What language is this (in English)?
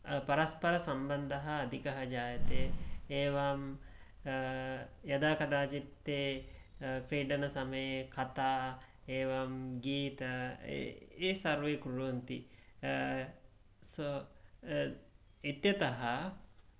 Sanskrit